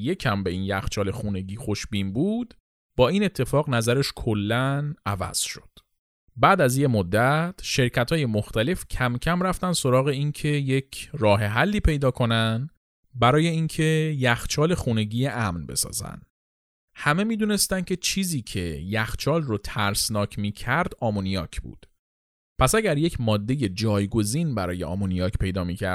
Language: Persian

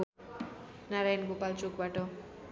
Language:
Nepali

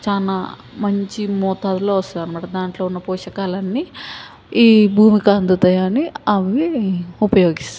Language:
Telugu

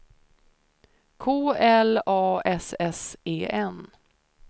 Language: Swedish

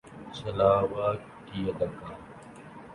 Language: Urdu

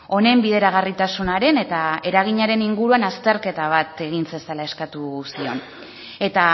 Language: Basque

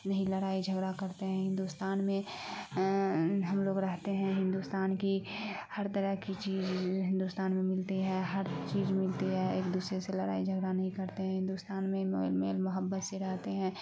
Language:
Urdu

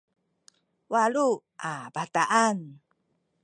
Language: Sakizaya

